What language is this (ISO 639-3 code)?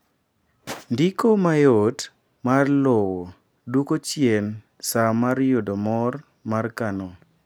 luo